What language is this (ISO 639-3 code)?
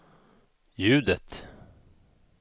swe